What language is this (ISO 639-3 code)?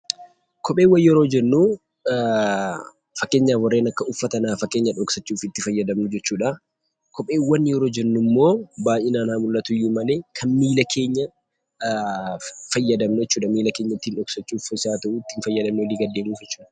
orm